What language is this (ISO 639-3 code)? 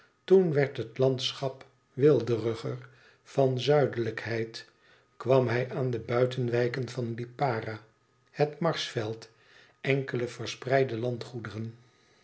nld